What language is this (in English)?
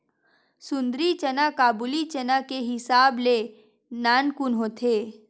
Chhattisgarhi